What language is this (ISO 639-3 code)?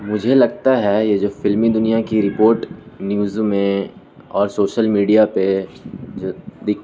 urd